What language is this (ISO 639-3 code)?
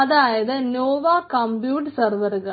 mal